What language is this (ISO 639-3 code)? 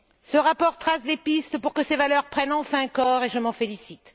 fra